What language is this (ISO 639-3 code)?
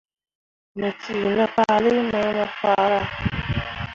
mua